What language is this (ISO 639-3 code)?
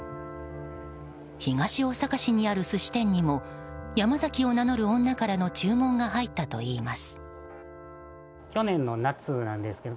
jpn